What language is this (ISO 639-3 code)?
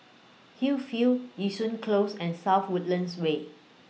eng